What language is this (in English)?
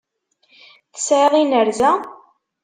Kabyle